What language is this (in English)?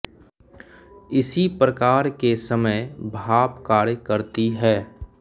Hindi